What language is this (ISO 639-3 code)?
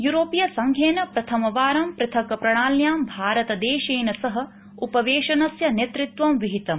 san